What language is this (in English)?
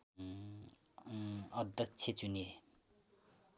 Nepali